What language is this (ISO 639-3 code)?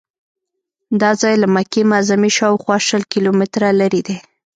pus